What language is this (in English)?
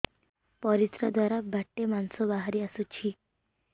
Odia